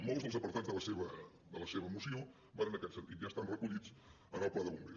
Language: Catalan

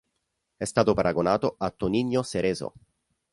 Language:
Italian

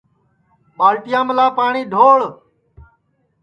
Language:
Sansi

